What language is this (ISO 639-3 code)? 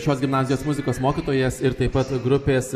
lit